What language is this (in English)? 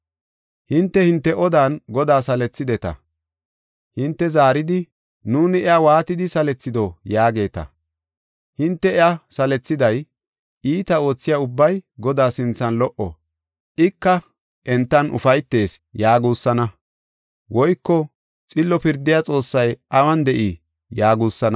Gofa